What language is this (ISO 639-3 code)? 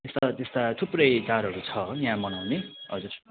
nep